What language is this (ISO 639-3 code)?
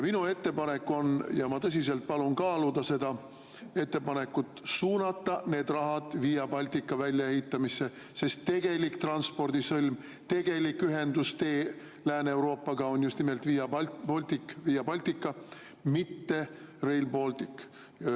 est